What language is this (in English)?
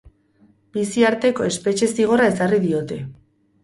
Basque